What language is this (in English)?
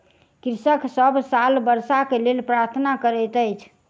Maithili